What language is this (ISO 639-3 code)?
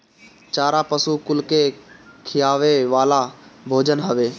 bho